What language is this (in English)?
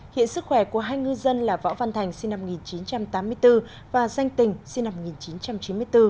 Vietnamese